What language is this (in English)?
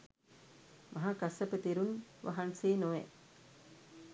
Sinhala